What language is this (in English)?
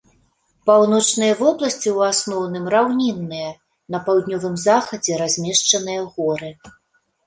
Belarusian